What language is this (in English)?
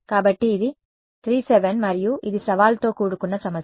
Telugu